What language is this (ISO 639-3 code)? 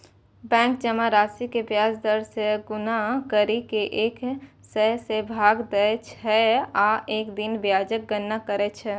mai